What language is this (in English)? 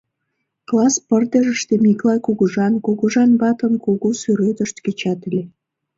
Mari